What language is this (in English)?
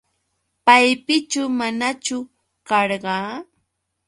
Yauyos Quechua